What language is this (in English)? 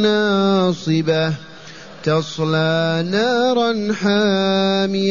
Arabic